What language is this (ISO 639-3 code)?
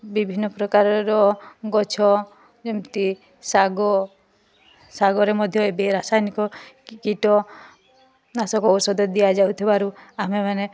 ori